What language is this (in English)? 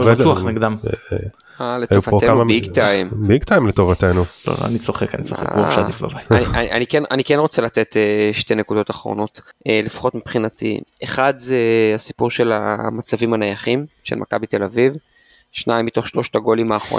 Hebrew